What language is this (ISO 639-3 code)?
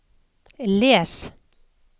nor